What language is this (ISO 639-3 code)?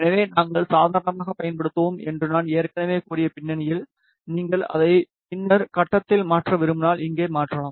tam